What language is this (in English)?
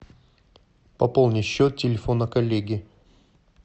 Russian